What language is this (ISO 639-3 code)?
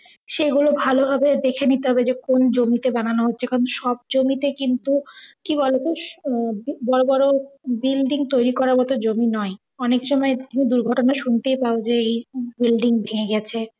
ben